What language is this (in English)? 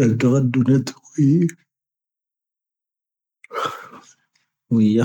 Tahaggart Tamahaq